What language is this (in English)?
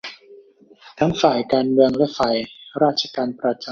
Thai